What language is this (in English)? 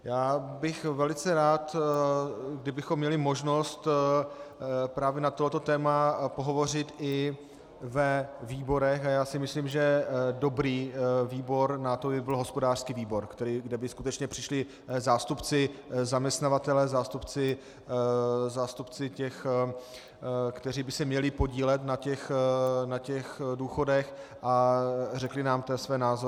Czech